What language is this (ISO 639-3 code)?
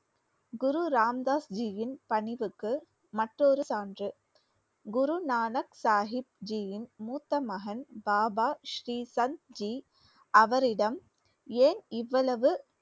tam